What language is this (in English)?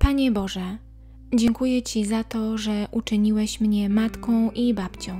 Polish